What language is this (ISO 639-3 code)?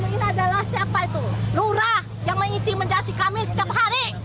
ind